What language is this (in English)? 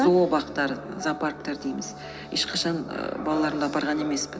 Kazakh